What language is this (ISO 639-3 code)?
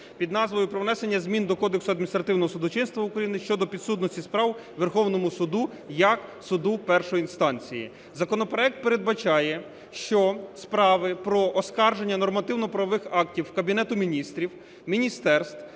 ukr